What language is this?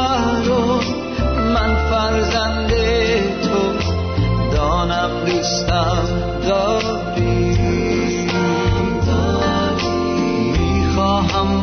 Persian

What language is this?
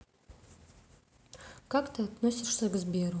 Russian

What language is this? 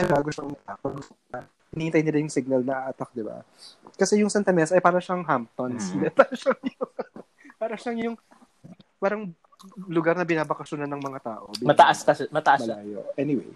Filipino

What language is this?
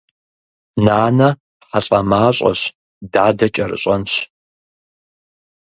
Kabardian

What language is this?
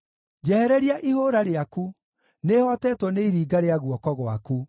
Kikuyu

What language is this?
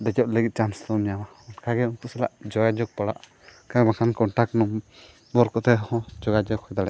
Santali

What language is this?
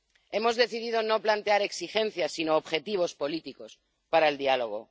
Spanish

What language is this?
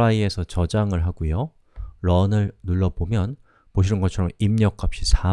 Korean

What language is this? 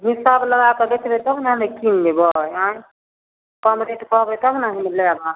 Maithili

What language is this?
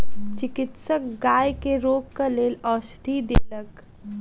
Maithili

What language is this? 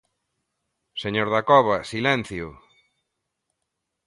Galician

